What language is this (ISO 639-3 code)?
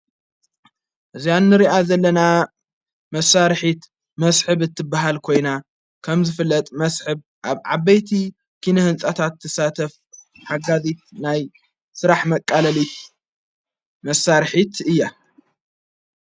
tir